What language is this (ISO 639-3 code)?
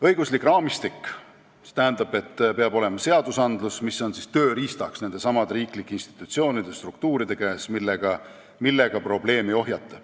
est